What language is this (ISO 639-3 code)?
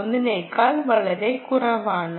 mal